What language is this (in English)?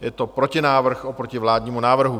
Czech